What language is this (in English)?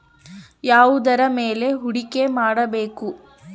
Kannada